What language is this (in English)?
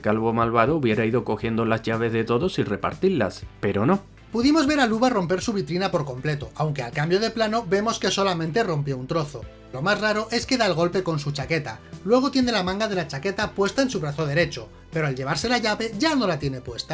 Spanish